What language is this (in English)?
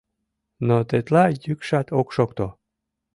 Mari